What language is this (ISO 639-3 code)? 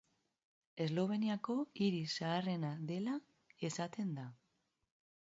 eus